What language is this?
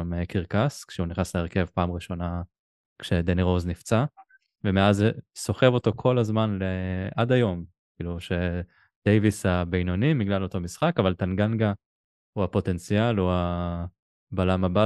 Hebrew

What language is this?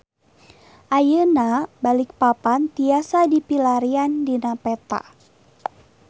Sundanese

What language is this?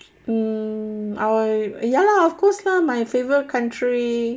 English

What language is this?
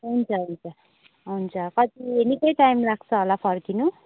Nepali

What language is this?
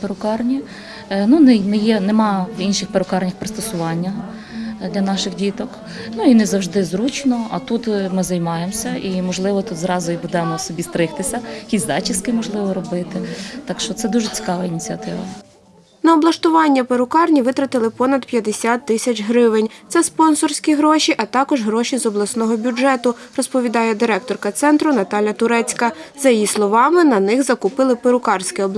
Ukrainian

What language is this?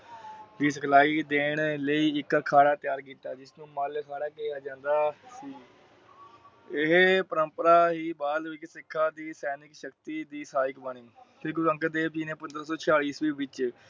Punjabi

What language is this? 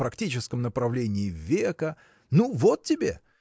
Russian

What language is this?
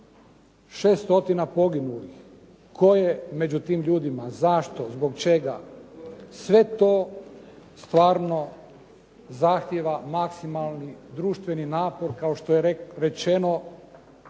Croatian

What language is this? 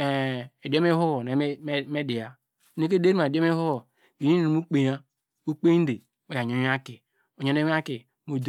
Degema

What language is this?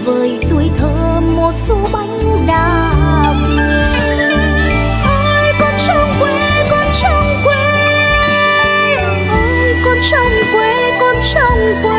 Vietnamese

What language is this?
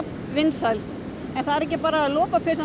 Icelandic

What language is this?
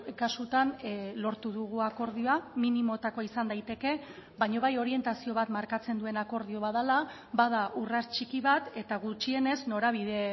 Basque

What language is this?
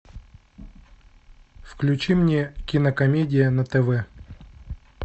Russian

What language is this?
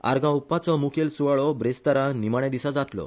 Konkani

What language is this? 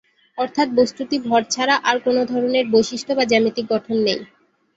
Bangla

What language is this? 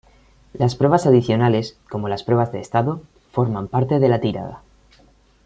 Spanish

